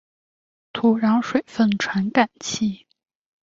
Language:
Chinese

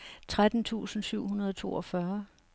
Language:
Danish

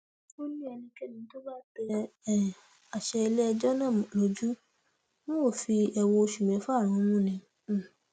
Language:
Yoruba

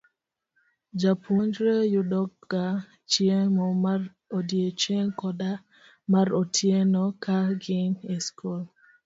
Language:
Luo (Kenya and Tanzania)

